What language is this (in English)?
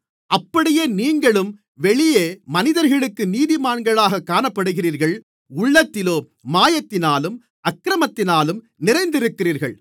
Tamil